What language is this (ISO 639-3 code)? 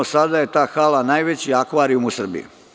srp